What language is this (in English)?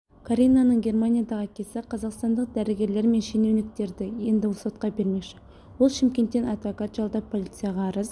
Kazakh